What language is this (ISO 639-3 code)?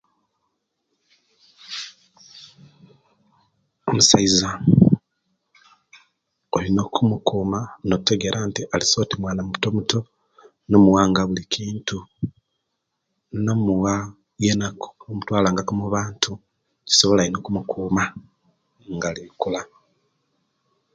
lke